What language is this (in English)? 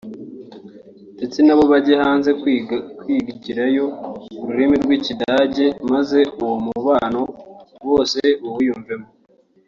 Kinyarwanda